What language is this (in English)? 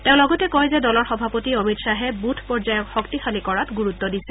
Assamese